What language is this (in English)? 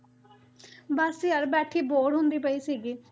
Punjabi